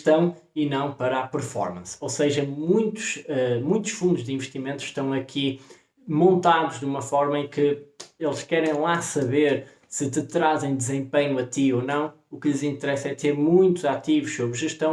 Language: Portuguese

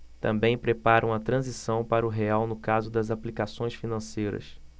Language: Portuguese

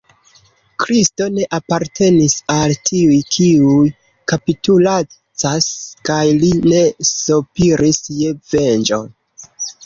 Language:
Esperanto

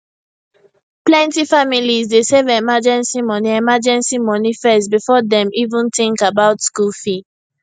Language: Nigerian Pidgin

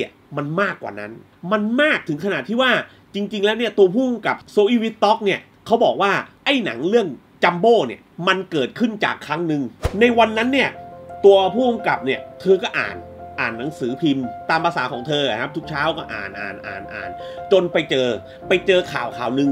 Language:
Thai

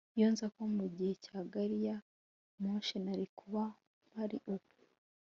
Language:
Kinyarwanda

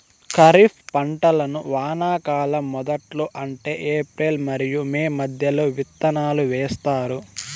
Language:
Telugu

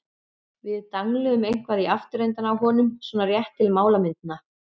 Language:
Icelandic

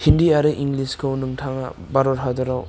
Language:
Bodo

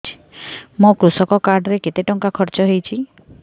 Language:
Odia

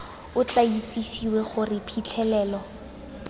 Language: Tswana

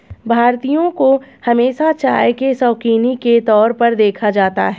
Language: Hindi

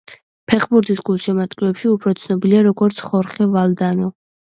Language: Georgian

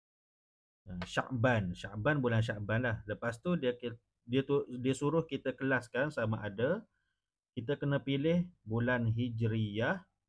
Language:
Malay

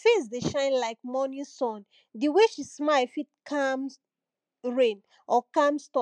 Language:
Nigerian Pidgin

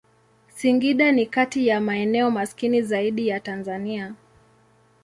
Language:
Swahili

